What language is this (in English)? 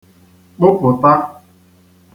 Igbo